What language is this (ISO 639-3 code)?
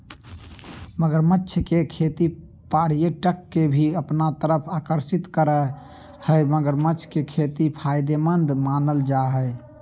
mag